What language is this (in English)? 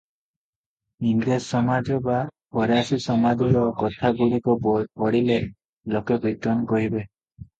Odia